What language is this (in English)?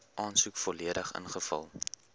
Afrikaans